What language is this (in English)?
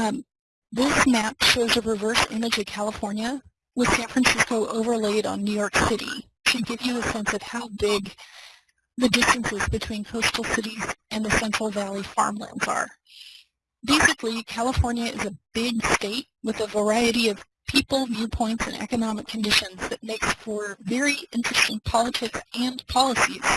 English